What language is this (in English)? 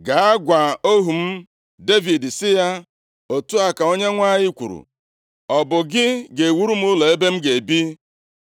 Igbo